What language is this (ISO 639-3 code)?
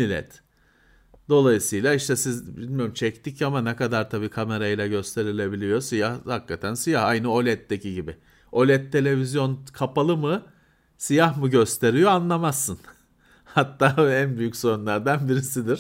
tur